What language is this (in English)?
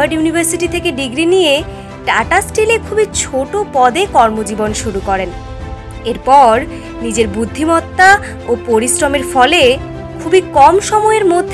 Bangla